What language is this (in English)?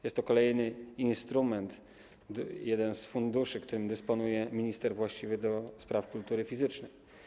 Polish